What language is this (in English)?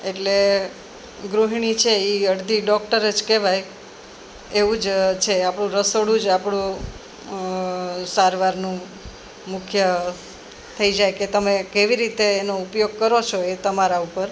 Gujarati